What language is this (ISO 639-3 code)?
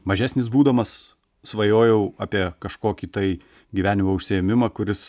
lit